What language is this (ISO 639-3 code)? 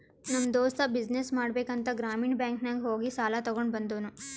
kan